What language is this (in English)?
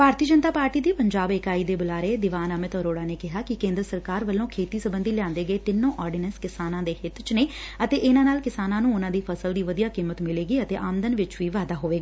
Punjabi